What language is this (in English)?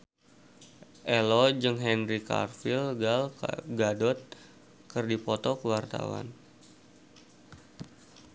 Sundanese